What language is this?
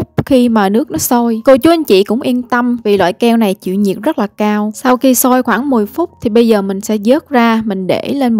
Vietnamese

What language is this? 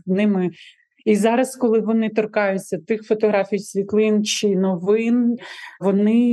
Ukrainian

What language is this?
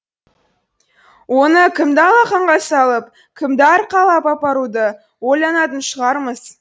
Kazakh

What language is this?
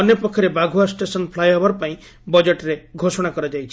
Odia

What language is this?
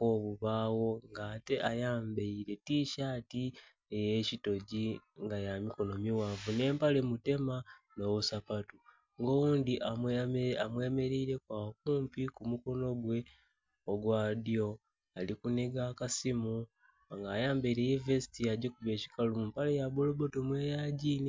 Soga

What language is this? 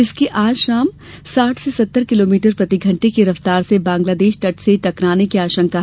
Hindi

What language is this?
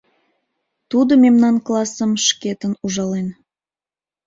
Mari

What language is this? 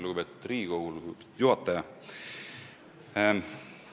Estonian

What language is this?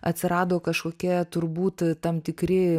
Lithuanian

